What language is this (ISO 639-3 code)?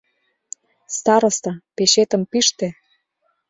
chm